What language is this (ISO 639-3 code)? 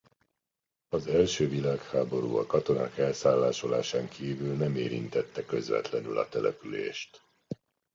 hun